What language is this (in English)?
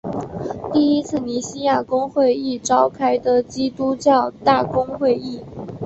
Chinese